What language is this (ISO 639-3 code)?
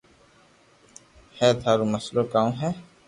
lrk